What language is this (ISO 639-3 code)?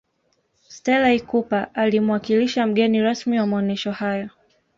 swa